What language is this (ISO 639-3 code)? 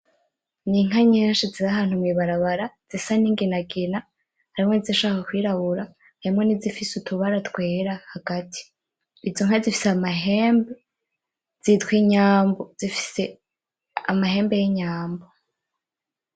run